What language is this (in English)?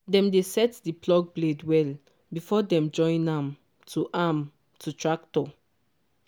Nigerian Pidgin